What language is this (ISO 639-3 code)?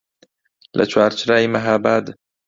ckb